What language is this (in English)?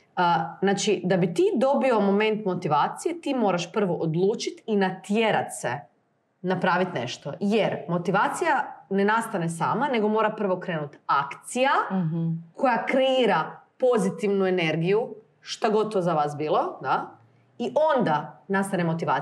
Croatian